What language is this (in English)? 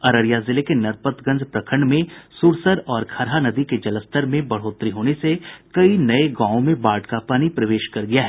Hindi